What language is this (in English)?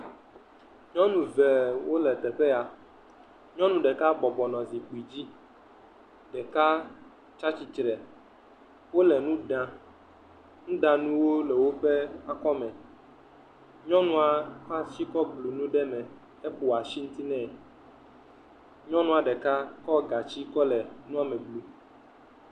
Ewe